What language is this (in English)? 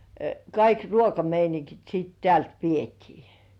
Finnish